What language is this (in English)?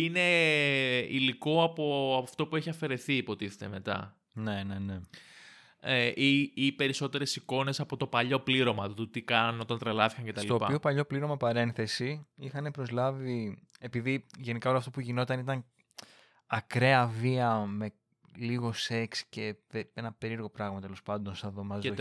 Greek